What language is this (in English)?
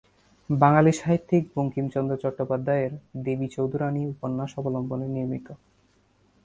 Bangla